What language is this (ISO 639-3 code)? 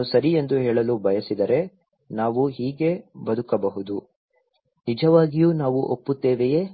kan